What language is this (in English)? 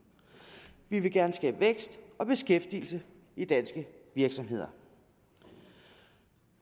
Danish